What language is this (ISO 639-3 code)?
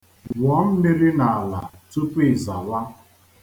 ibo